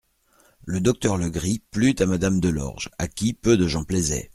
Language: French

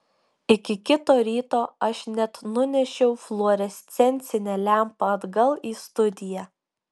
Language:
Lithuanian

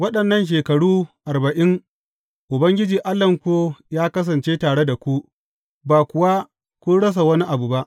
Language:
Hausa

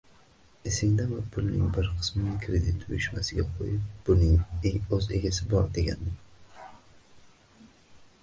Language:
Uzbek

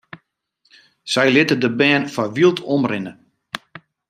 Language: Western Frisian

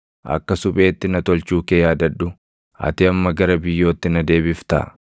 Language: Oromo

